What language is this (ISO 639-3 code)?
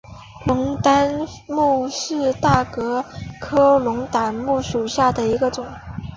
zho